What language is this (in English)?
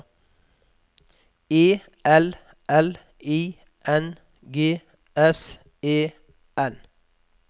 Norwegian